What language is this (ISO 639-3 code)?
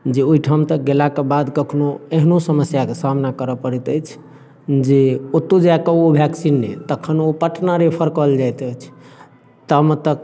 mai